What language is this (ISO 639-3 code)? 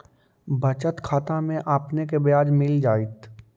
mag